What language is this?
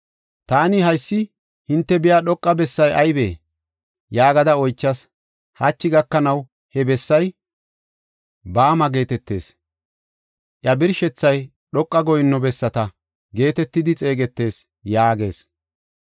Gofa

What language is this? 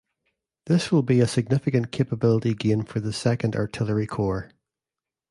English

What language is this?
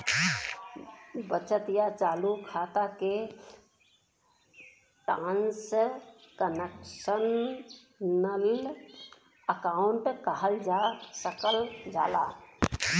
Bhojpuri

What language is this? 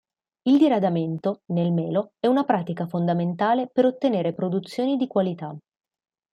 Italian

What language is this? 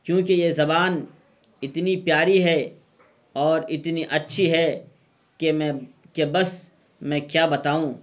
Urdu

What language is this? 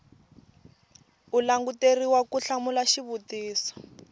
Tsonga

